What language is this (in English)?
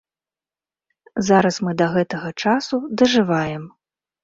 Belarusian